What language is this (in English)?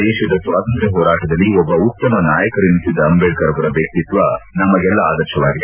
Kannada